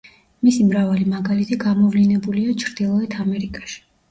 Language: Georgian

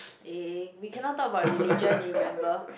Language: English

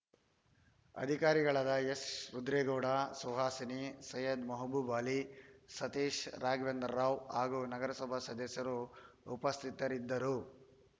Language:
Kannada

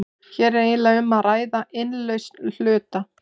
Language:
Icelandic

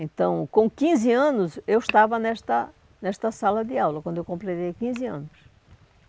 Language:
Portuguese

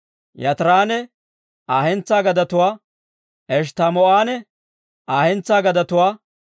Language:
Dawro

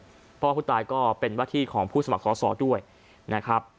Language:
Thai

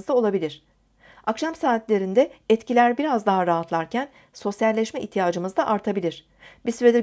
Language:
Turkish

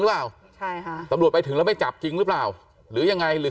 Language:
Thai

